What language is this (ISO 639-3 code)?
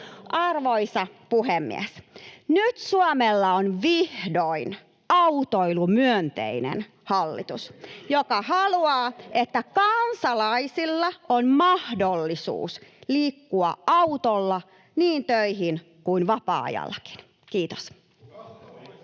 fin